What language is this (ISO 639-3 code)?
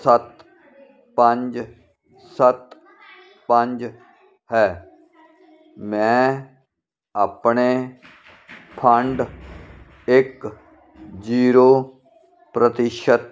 pan